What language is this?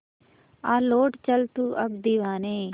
Hindi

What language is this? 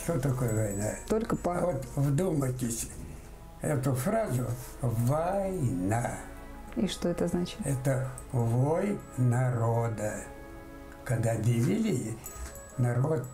Russian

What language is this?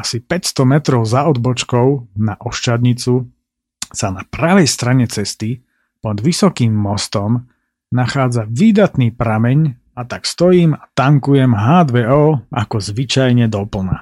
Slovak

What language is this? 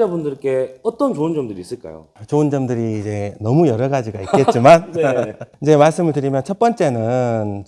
Korean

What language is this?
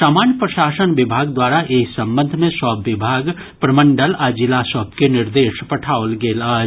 Maithili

